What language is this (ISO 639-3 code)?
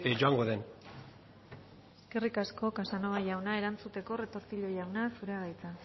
eus